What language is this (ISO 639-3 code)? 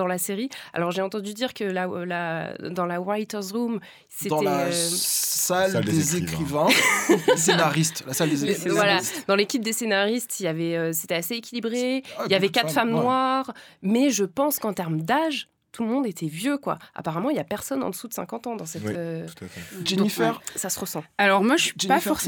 fra